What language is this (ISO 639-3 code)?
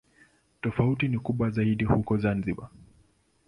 swa